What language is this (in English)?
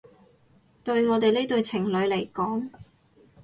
Cantonese